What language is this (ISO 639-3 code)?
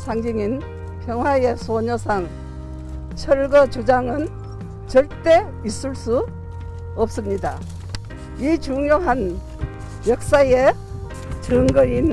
kor